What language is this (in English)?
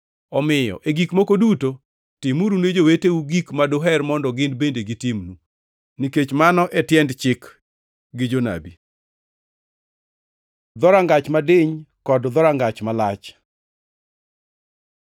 Luo (Kenya and Tanzania)